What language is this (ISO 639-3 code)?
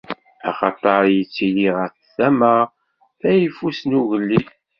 kab